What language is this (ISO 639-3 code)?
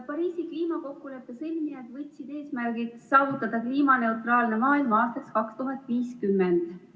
est